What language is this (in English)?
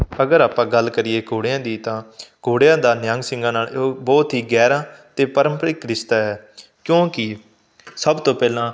Punjabi